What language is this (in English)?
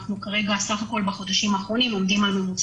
Hebrew